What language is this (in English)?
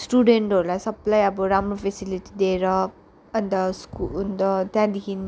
Nepali